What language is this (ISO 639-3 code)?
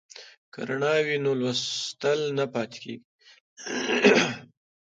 pus